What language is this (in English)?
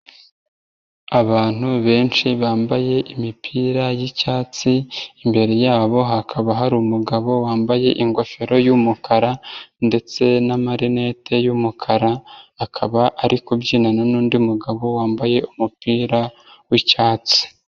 Kinyarwanda